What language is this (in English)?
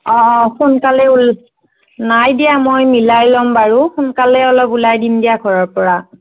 Assamese